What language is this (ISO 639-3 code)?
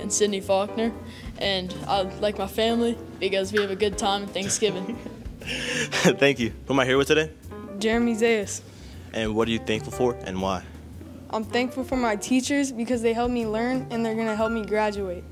eng